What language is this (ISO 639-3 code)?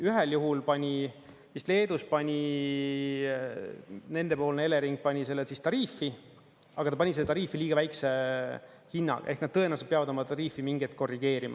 est